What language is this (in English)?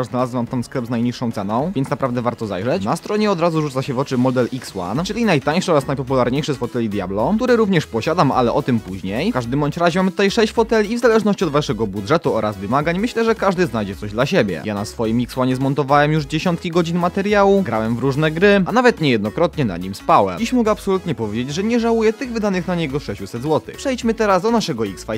Polish